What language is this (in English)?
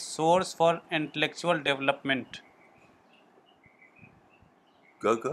Urdu